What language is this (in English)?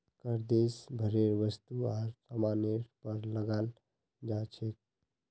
Magahi